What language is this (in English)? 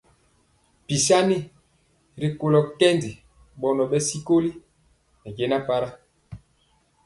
Mpiemo